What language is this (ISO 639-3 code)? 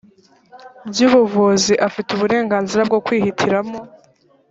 kin